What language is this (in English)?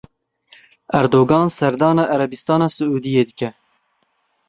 Kurdish